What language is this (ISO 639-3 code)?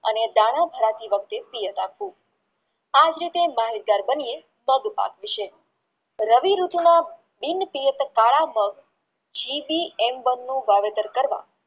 guj